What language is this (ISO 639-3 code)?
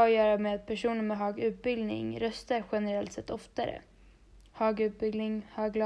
swe